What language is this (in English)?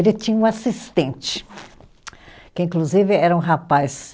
Portuguese